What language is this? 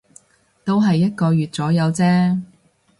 Cantonese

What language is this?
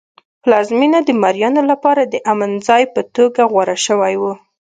Pashto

